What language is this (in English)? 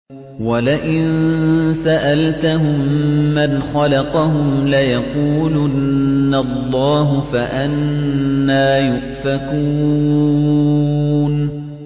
Arabic